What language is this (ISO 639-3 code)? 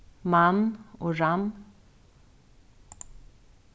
fao